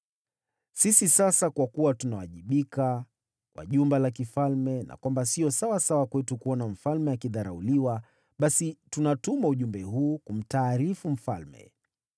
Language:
Swahili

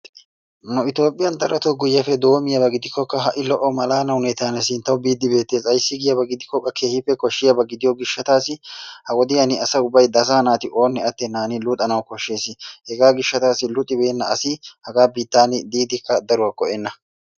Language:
Wolaytta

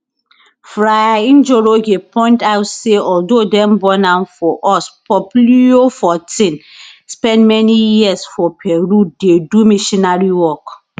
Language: Nigerian Pidgin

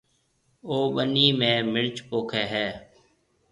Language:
Marwari (Pakistan)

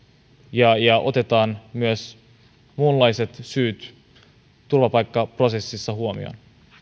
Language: Finnish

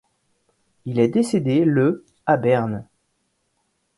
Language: French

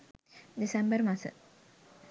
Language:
Sinhala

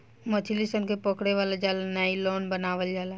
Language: Bhojpuri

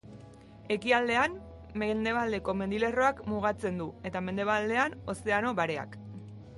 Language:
Basque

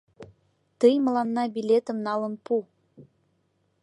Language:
Mari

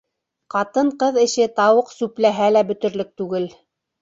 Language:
Bashkir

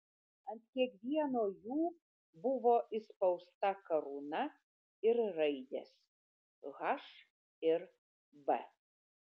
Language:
Lithuanian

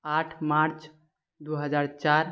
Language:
Maithili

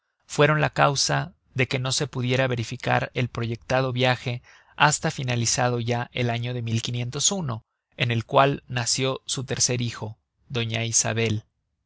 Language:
Spanish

